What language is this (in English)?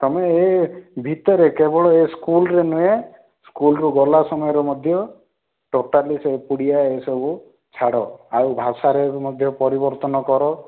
Odia